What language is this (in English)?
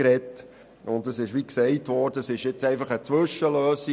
Swiss German